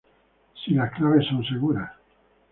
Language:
Spanish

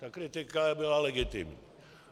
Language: Czech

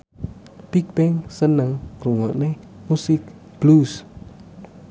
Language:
Javanese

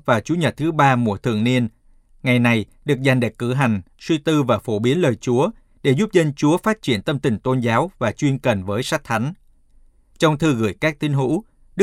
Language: Vietnamese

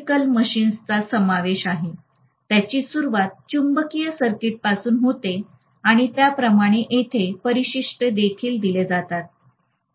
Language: Marathi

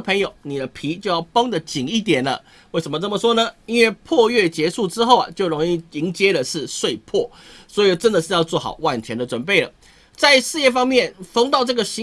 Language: Chinese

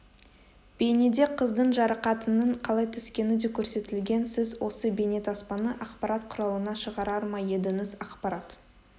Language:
Kazakh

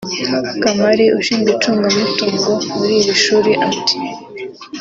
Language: Kinyarwanda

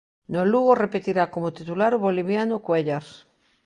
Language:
Galician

